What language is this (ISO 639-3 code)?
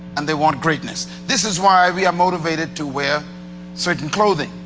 eng